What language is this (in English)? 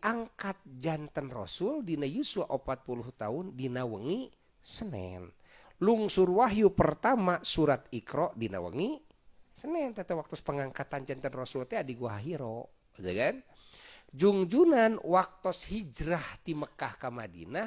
Indonesian